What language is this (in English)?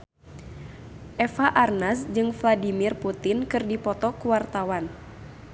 Sundanese